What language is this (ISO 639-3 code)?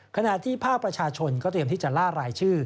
tha